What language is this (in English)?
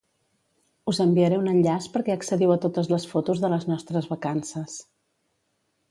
Catalan